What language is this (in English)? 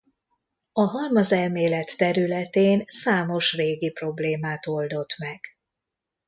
Hungarian